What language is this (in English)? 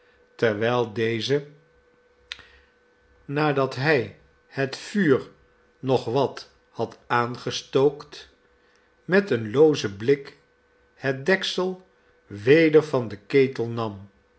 Dutch